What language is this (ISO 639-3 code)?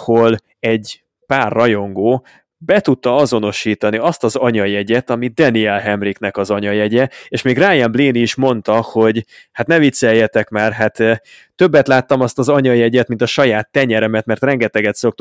hun